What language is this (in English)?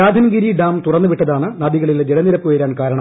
Malayalam